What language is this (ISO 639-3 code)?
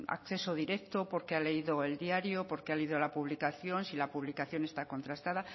spa